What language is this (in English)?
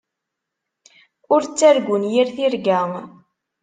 Kabyle